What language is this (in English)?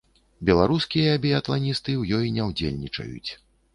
Belarusian